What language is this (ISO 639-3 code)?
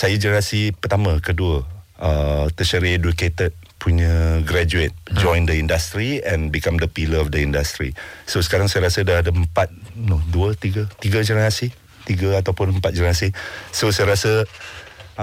msa